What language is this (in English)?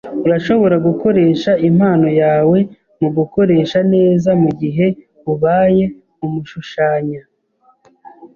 Kinyarwanda